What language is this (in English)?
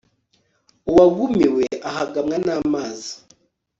Kinyarwanda